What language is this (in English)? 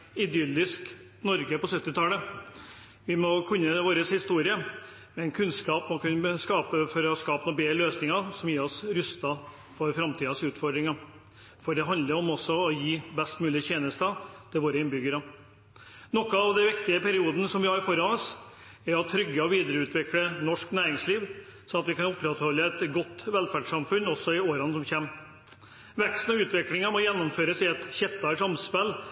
Norwegian Bokmål